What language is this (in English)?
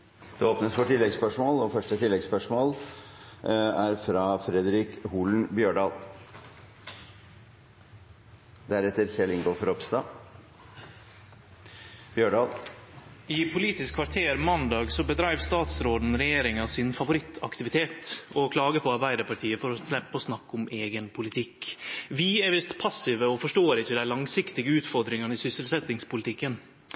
Norwegian Nynorsk